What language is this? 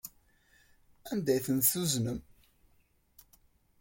Kabyle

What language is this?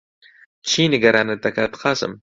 Central Kurdish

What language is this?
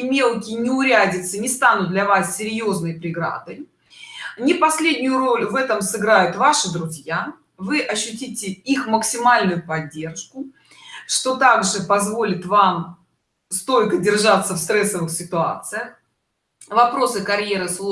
Russian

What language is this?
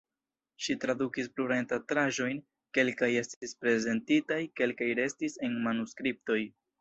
Esperanto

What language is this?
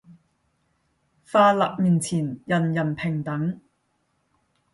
Cantonese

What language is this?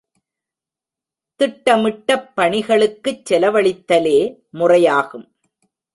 Tamil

